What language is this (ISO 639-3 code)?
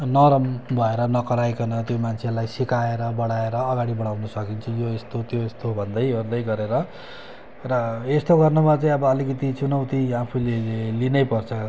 nep